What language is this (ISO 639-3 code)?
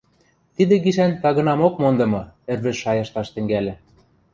mrj